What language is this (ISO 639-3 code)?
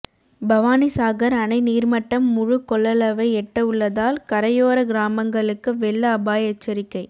tam